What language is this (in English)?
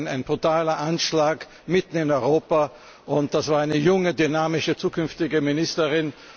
German